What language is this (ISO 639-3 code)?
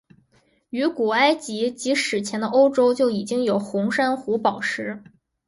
zho